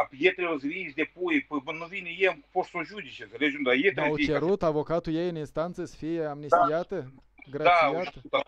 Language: Romanian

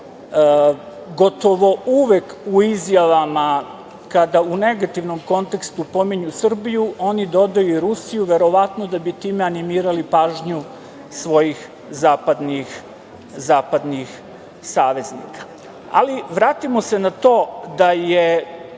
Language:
Serbian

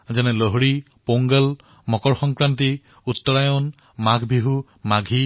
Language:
Assamese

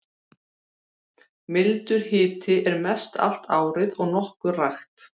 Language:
Icelandic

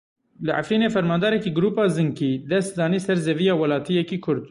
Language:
Kurdish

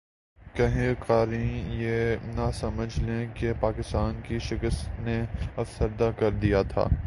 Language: Urdu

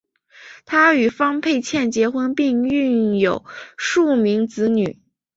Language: Chinese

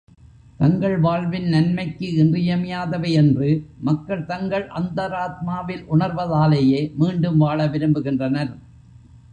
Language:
Tamil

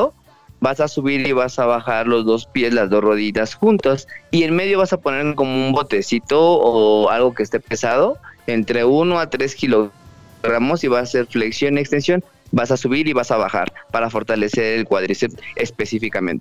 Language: Spanish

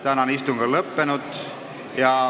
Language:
Estonian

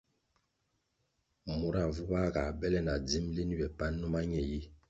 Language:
Kwasio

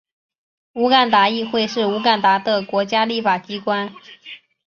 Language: Chinese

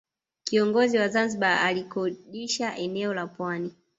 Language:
Swahili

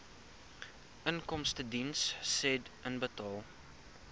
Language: Afrikaans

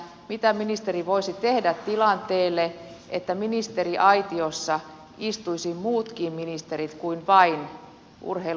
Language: Finnish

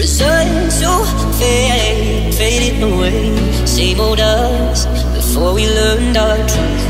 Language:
English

